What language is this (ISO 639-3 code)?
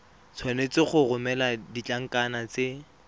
tsn